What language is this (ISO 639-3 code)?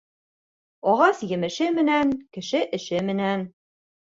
bak